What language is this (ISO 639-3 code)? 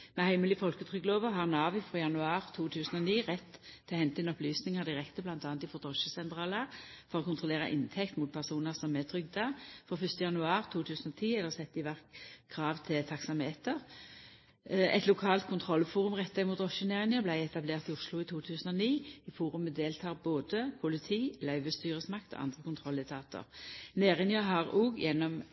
nno